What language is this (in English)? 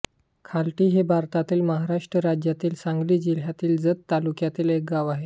Marathi